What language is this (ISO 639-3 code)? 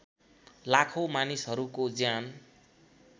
nep